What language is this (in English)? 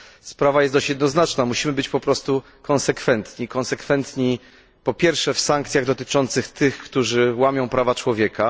Polish